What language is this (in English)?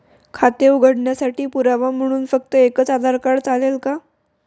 Marathi